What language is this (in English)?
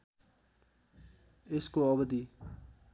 Nepali